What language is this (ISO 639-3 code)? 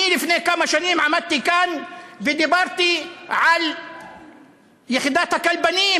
heb